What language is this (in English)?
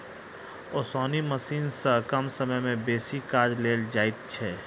Maithili